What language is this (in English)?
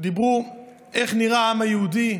Hebrew